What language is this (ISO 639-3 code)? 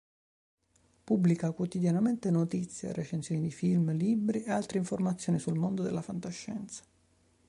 ita